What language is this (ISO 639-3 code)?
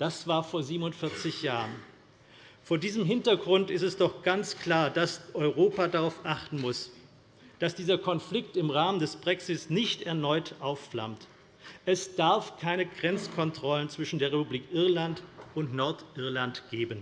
deu